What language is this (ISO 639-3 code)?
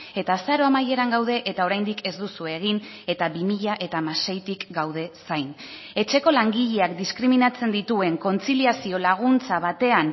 eus